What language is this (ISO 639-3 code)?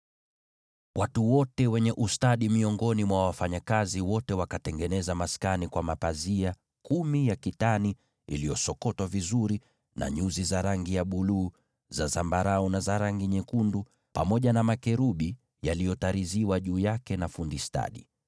swa